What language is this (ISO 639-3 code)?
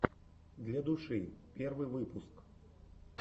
rus